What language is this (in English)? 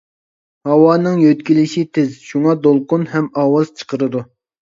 Uyghur